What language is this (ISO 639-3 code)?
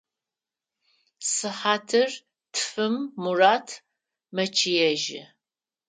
ady